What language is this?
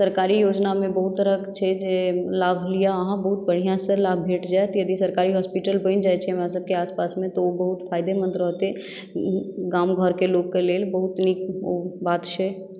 Maithili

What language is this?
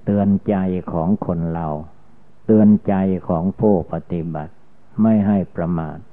Thai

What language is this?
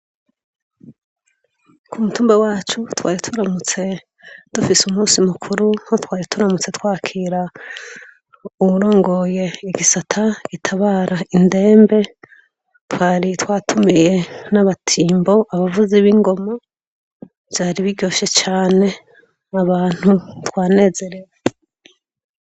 Rundi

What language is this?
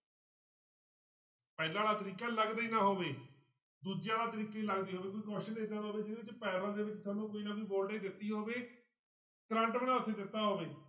Punjabi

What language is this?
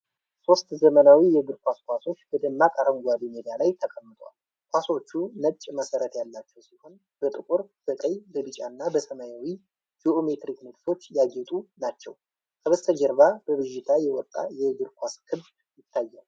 Amharic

